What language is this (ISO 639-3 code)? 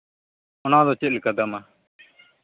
sat